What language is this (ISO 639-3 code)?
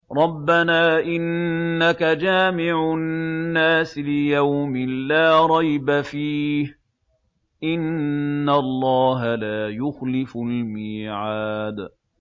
ara